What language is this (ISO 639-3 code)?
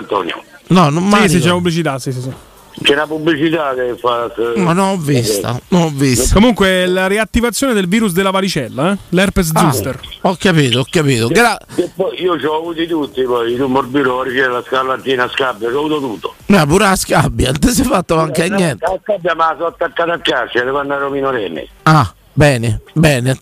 ita